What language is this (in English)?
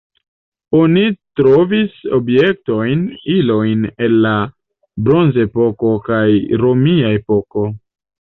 Esperanto